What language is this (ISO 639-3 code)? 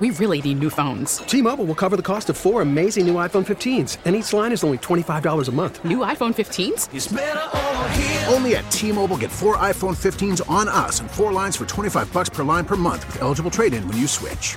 eng